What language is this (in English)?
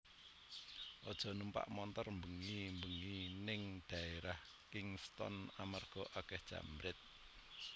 Javanese